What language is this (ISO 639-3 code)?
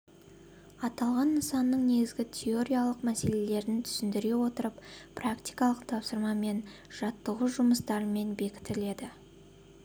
kaz